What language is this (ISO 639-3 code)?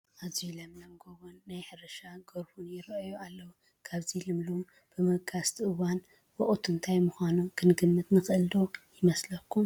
tir